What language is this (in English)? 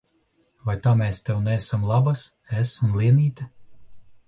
Latvian